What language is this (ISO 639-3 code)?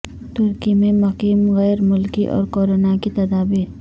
urd